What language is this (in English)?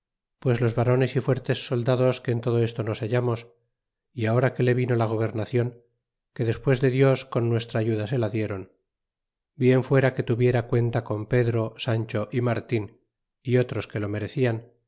Spanish